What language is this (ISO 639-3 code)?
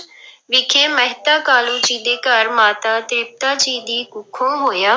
pan